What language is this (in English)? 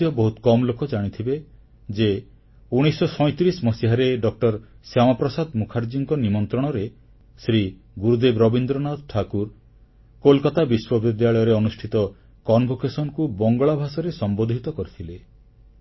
Odia